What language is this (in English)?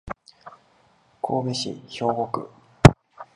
Japanese